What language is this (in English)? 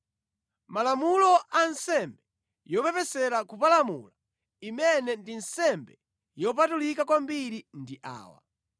Nyanja